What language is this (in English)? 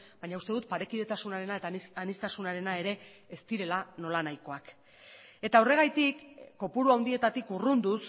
Basque